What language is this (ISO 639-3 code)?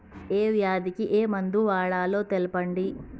tel